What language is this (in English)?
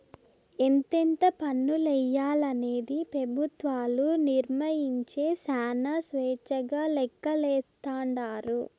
Telugu